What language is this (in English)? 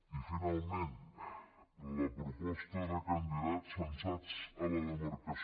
Catalan